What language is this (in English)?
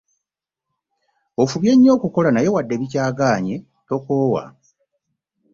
Ganda